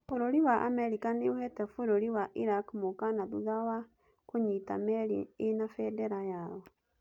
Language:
Kikuyu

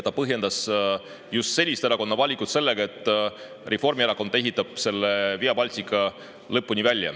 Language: Estonian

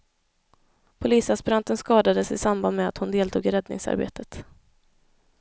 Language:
Swedish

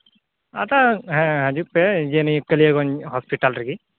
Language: Santali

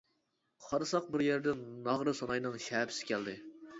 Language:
Uyghur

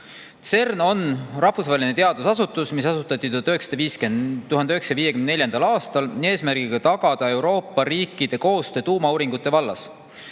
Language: Estonian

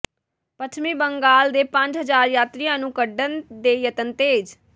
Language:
Punjabi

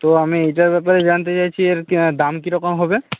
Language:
Bangla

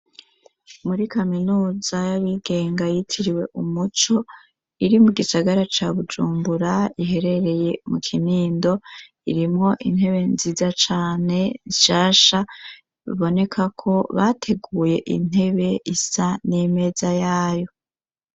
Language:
Rundi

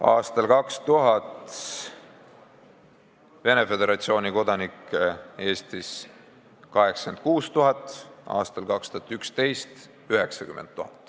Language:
Estonian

